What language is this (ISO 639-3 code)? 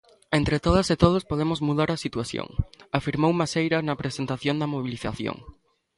glg